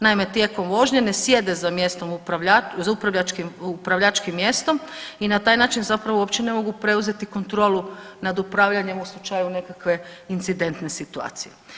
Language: Croatian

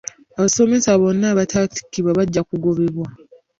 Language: Ganda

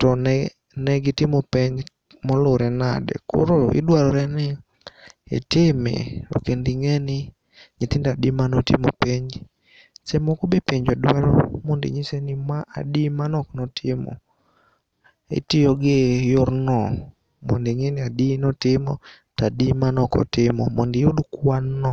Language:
Luo (Kenya and Tanzania)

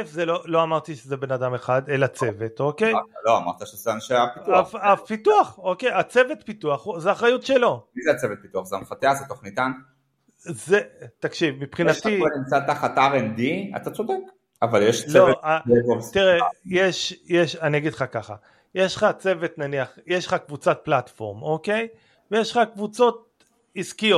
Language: Hebrew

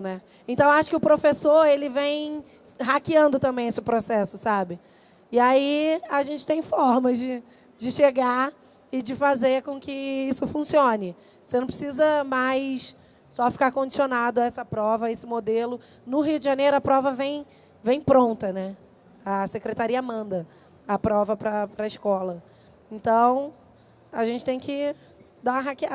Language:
Portuguese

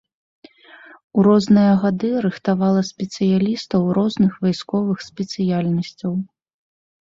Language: Belarusian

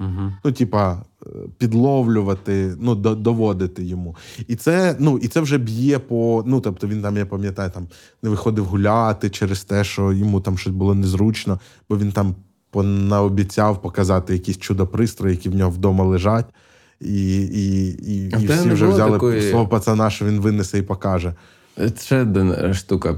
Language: Ukrainian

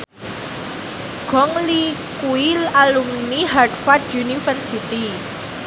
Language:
Javanese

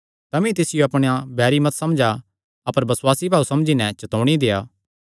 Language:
Kangri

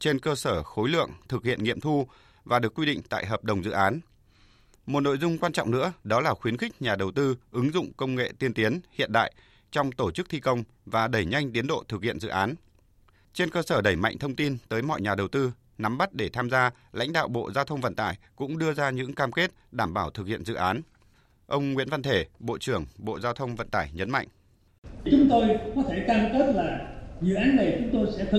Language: Vietnamese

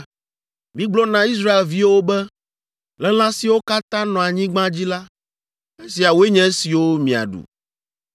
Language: Ewe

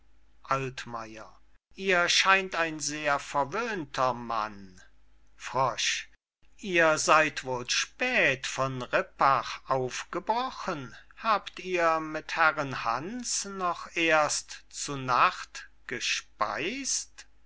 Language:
German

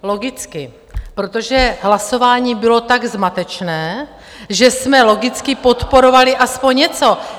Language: Czech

